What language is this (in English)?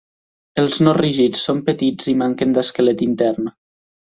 Catalan